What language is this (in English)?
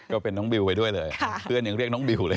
Thai